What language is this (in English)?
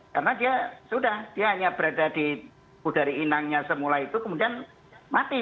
Indonesian